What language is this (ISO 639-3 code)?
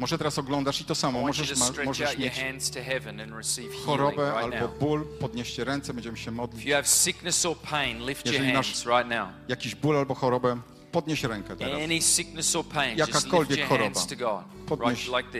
pol